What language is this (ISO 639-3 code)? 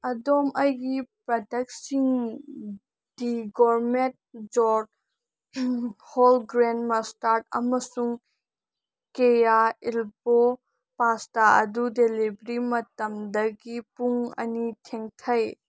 mni